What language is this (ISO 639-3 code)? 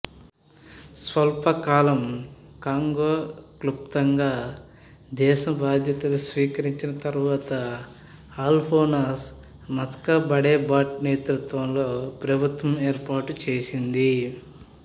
tel